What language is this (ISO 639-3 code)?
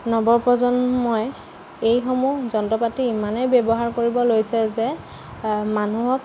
asm